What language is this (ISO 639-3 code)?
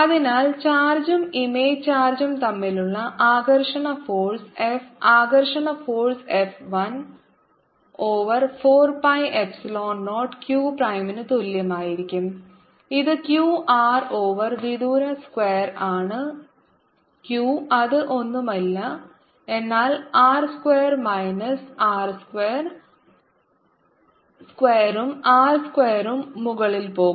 mal